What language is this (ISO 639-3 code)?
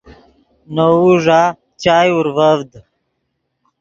ydg